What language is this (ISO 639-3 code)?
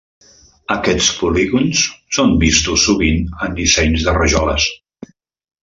cat